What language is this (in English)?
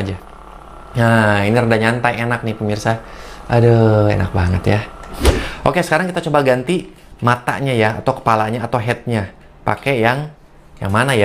Indonesian